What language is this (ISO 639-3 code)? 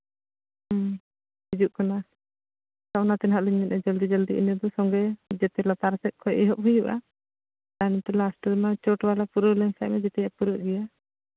sat